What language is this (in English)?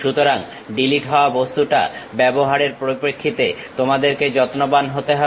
Bangla